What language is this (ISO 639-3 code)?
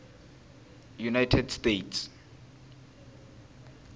tso